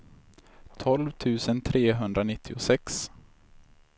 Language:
Swedish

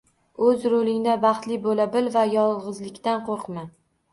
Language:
Uzbek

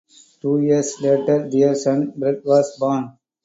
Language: English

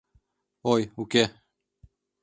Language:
Mari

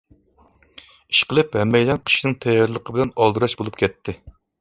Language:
Uyghur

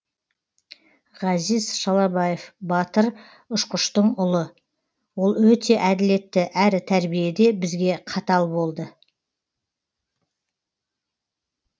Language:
Kazakh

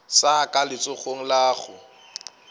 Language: Northern Sotho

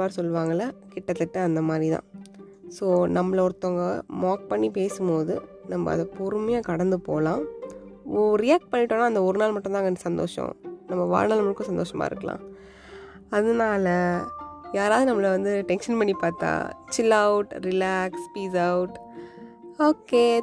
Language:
Tamil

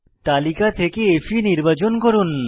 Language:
Bangla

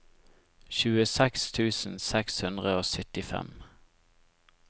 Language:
Norwegian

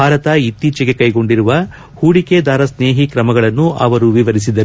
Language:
Kannada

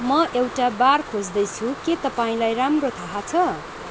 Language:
Nepali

